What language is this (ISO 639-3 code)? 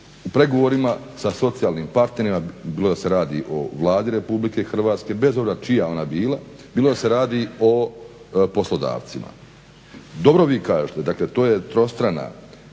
hrv